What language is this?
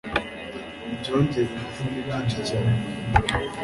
Kinyarwanda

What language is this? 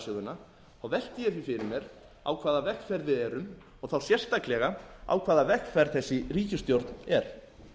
Icelandic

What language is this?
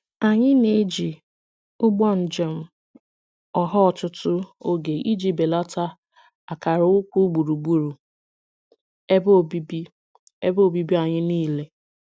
Igbo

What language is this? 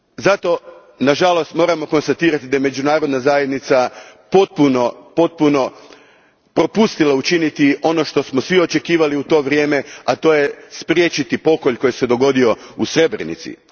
Croatian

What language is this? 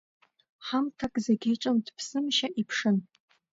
Abkhazian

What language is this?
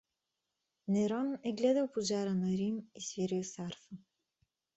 Bulgarian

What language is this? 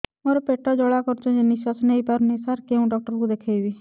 Odia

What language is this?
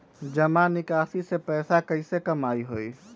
Magahi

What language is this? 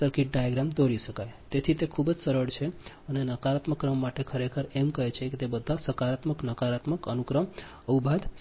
Gujarati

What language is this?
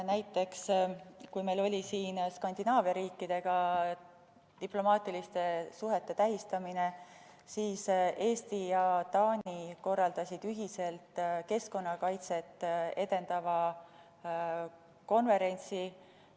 Estonian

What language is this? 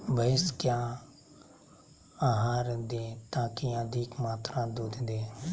Magahi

